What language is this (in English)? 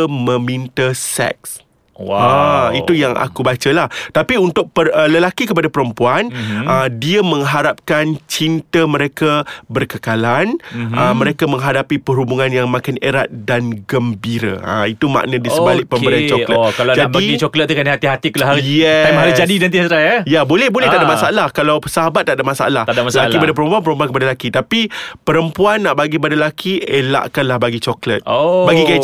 Malay